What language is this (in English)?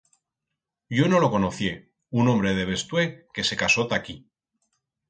Aragonese